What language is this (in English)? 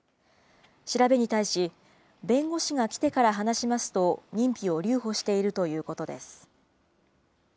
Japanese